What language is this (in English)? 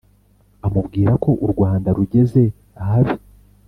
Kinyarwanda